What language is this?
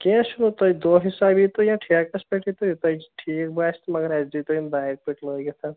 Kashmiri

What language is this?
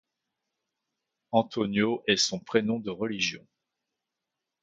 French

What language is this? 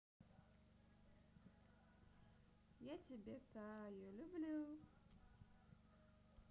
Russian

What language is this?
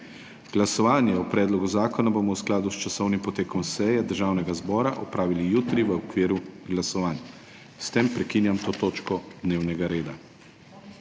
Slovenian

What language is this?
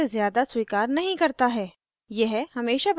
Hindi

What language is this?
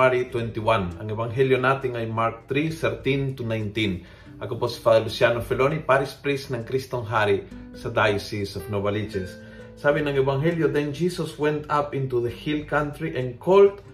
Filipino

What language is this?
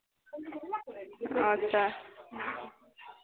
Hindi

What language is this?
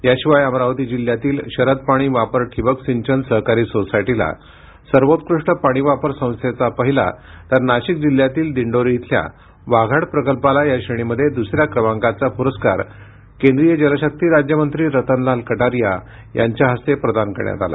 Marathi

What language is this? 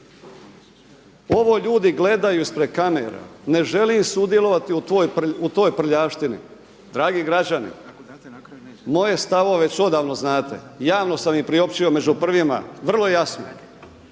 Croatian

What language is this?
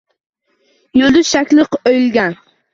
Uzbek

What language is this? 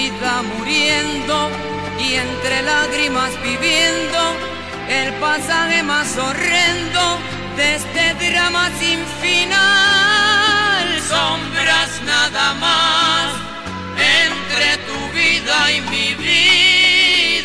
Spanish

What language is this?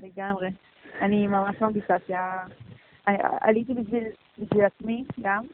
Hebrew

